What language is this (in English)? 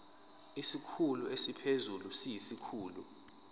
Zulu